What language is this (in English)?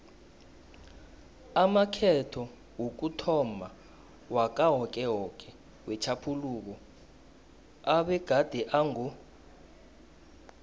South Ndebele